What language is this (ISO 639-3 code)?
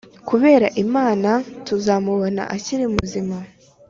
kin